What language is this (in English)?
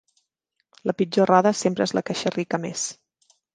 Catalan